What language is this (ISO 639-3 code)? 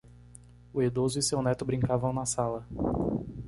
por